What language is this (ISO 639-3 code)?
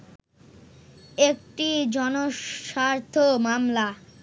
ben